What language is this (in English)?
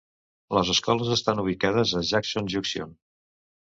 Catalan